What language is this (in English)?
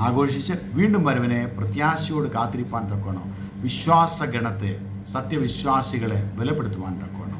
Malayalam